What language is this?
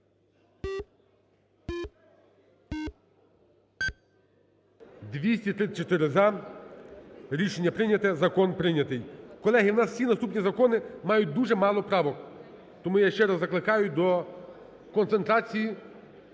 Ukrainian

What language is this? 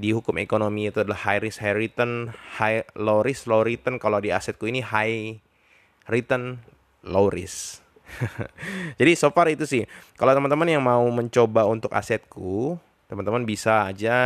Indonesian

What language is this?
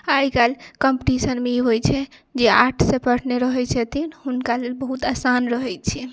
Maithili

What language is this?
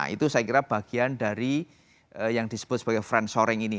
Indonesian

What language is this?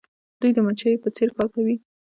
Pashto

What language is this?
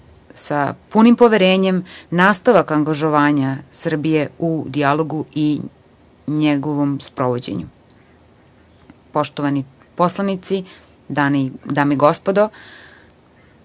Serbian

